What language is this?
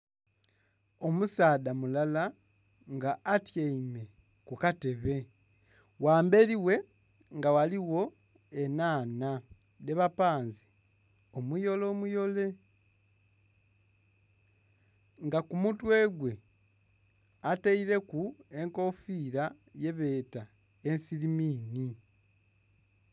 Soga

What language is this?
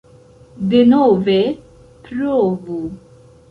Esperanto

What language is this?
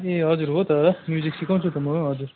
Nepali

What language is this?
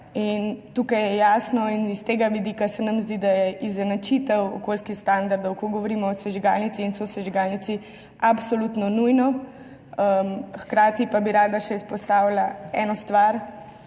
Slovenian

